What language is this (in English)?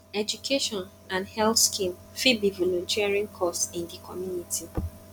Nigerian Pidgin